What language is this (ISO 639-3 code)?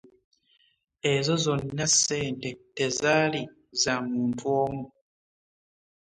lug